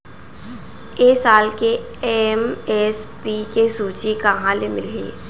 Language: Chhattisgarhi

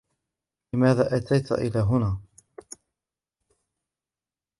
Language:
Arabic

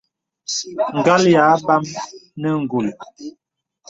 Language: Bebele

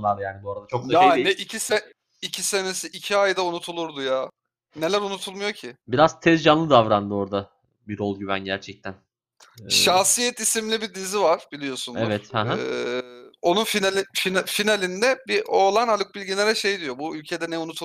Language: Turkish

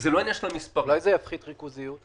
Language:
Hebrew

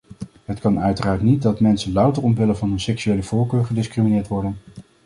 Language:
Dutch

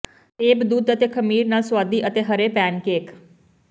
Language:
Punjabi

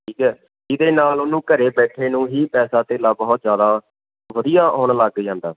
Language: Punjabi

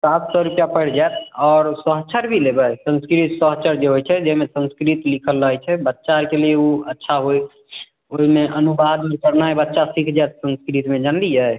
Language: Maithili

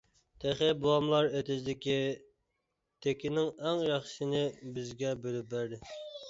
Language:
Uyghur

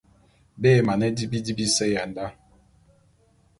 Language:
Bulu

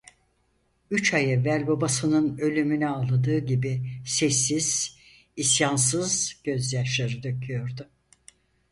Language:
Turkish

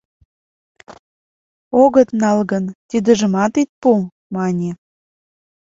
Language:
Mari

